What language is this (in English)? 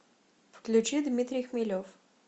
Russian